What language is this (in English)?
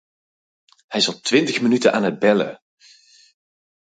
Dutch